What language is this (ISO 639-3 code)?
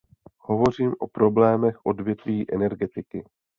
ces